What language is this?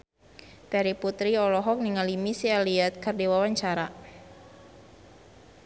Sundanese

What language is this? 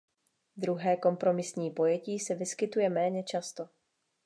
Czech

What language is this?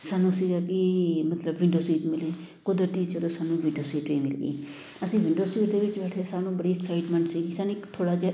Punjabi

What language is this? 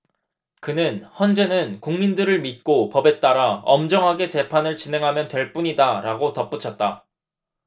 Korean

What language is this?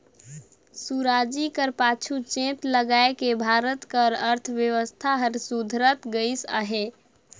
Chhattisgarhi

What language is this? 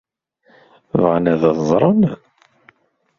Kabyle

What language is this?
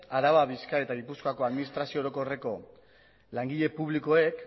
Basque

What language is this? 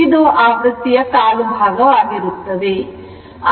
Kannada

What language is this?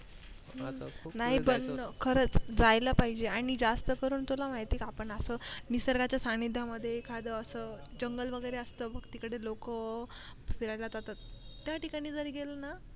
Marathi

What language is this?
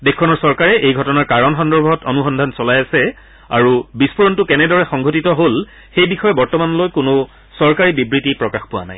Assamese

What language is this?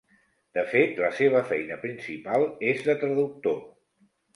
Catalan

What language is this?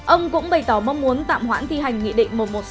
Vietnamese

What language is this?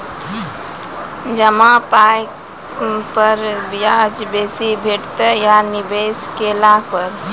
Maithili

